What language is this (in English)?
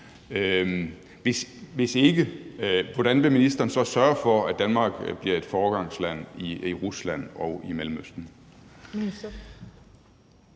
Danish